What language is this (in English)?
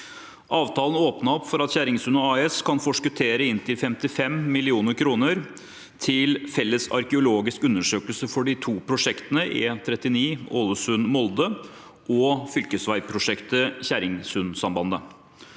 Norwegian